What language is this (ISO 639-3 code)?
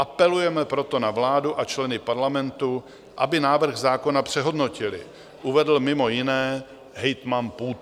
ces